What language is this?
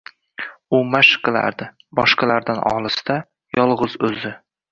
Uzbek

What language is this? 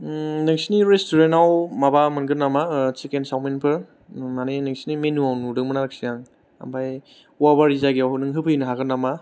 Bodo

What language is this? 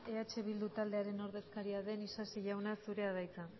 Basque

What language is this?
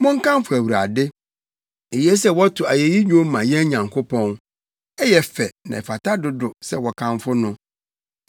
Akan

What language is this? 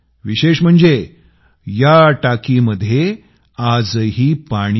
Marathi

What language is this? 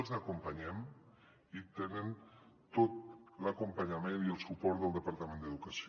Catalan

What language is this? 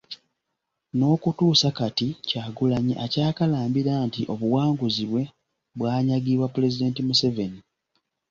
Ganda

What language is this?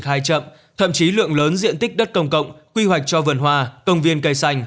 Vietnamese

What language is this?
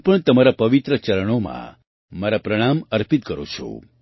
Gujarati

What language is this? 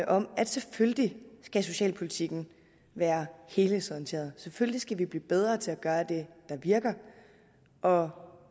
Danish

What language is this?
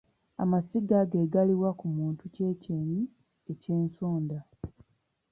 Ganda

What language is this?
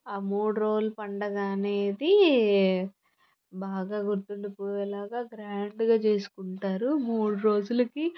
Telugu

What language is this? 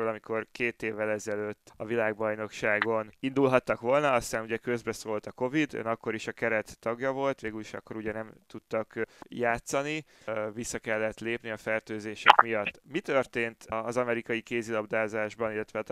Hungarian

